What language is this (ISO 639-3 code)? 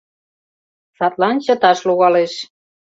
chm